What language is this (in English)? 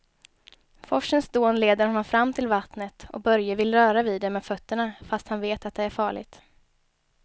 Swedish